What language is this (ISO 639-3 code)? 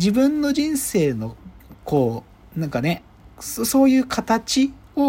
jpn